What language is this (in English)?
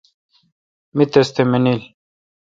Kalkoti